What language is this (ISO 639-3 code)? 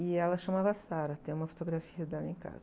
por